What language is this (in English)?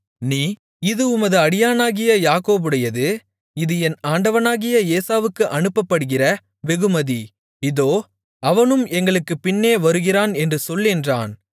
Tamil